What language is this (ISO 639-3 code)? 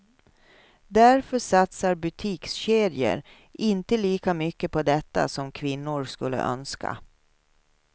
swe